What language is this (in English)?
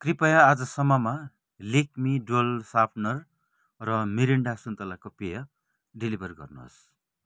Nepali